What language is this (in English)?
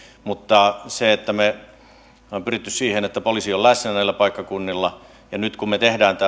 Finnish